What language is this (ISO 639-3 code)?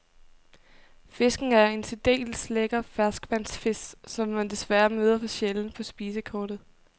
dan